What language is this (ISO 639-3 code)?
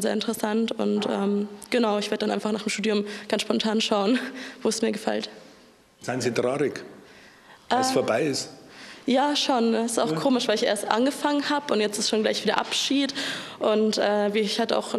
deu